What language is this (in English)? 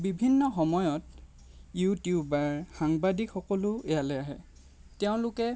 Assamese